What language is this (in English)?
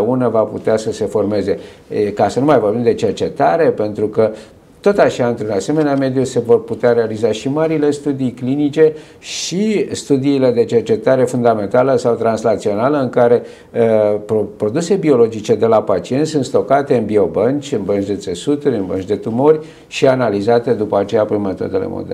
Romanian